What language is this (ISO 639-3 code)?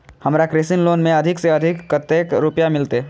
mai